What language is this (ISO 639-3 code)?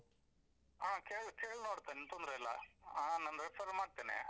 kan